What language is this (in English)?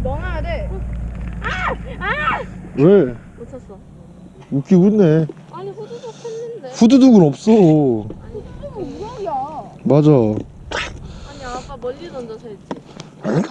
Korean